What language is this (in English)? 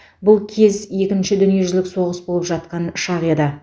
Kazakh